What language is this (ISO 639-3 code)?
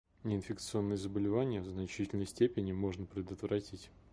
rus